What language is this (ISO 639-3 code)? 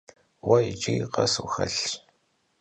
kbd